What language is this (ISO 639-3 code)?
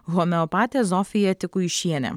lit